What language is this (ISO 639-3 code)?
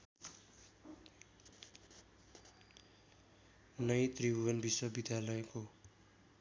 nep